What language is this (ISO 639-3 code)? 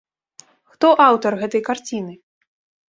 bel